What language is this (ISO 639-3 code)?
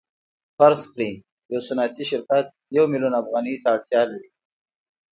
pus